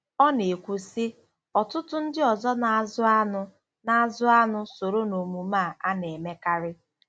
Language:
Igbo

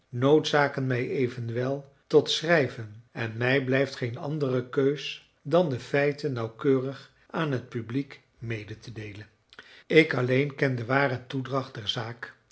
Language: Dutch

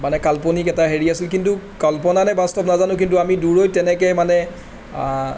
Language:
Assamese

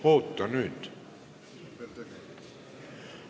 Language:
Estonian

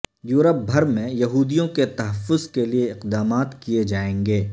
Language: Urdu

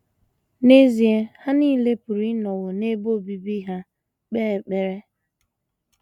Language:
Igbo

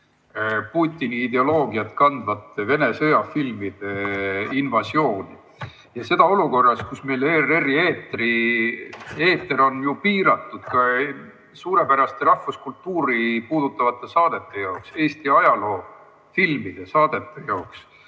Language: Estonian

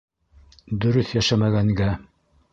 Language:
Bashkir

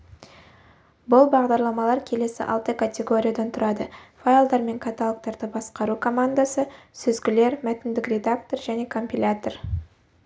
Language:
Kazakh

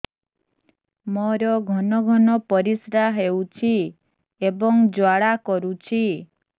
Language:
Odia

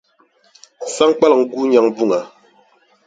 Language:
Dagbani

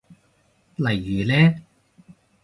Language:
Cantonese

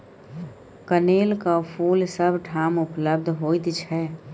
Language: Maithili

